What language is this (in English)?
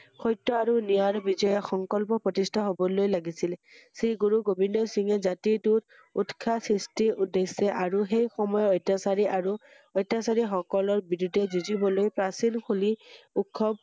Assamese